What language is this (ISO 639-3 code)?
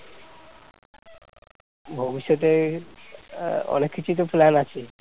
ben